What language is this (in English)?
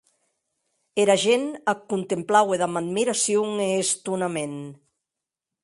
Occitan